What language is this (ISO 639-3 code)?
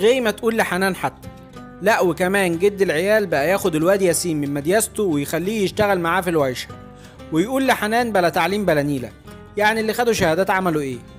ara